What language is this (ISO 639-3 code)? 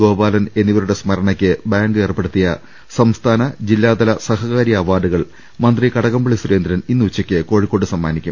mal